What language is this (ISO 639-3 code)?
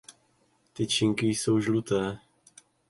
ces